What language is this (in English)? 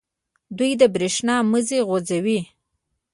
Pashto